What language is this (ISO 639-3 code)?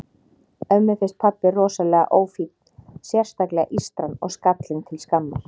isl